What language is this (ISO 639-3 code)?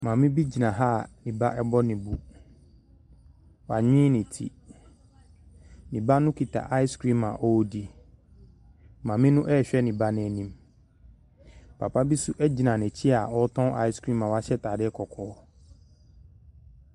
aka